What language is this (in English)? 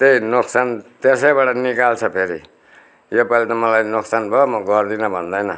Nepali